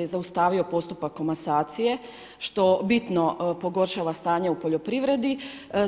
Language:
Croatian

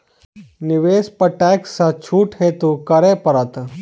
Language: Maithili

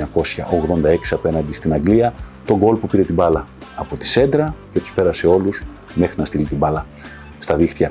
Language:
Greek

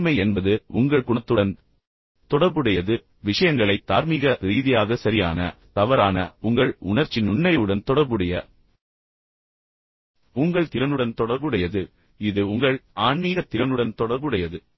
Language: Tamil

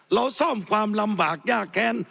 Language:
Thai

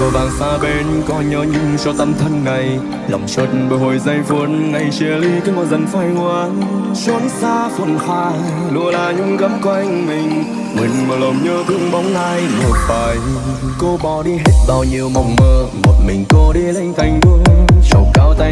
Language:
Vietnamese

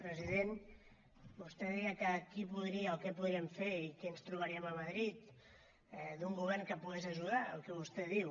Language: Catalan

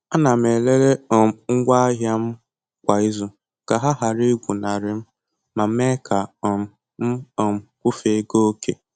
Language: Igbo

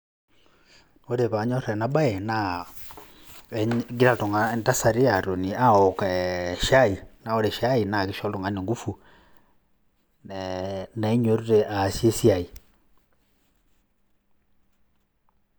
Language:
Masai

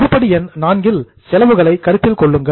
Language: Tamil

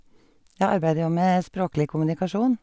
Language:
Norwegian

